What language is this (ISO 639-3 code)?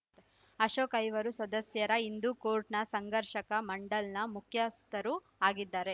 kan